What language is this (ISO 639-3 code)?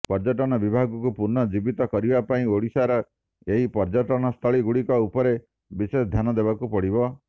ori